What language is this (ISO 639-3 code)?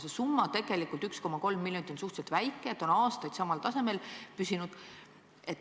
est